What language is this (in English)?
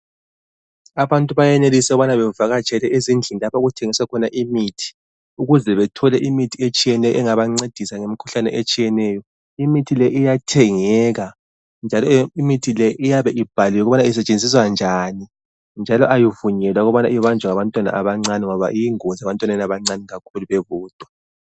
North Ndebele